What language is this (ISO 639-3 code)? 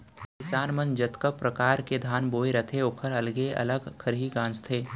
hne